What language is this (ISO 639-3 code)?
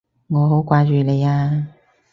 yue